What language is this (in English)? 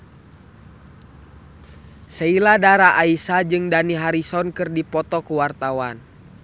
Sundanese